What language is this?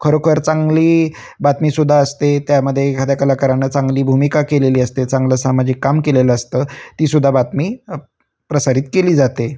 Marathi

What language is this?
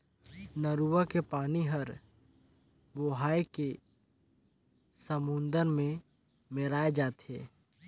Chhattisgarhi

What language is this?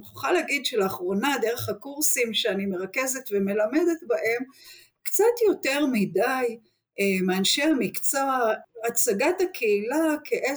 Hebrew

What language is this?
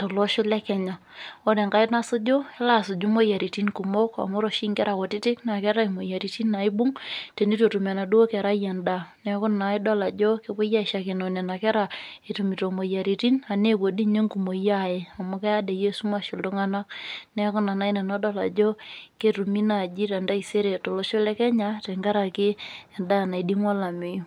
Masai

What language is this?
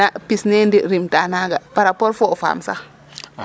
Serer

